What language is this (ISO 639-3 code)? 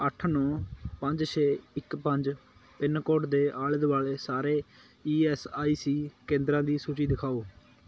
pan